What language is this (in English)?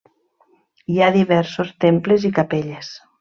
Catalan